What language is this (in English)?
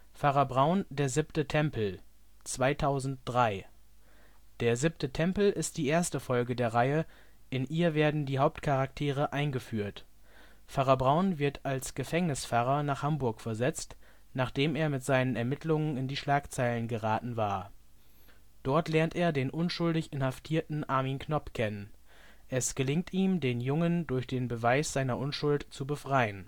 German